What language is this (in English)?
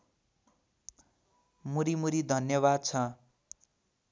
Nepali